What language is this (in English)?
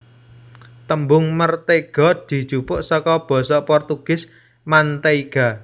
Javanese